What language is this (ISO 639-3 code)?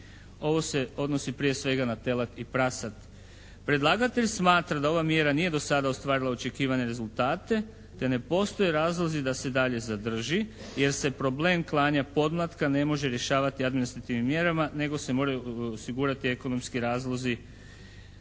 hrv